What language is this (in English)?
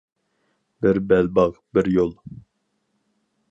Uyghur